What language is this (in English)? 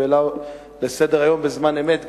Hebrew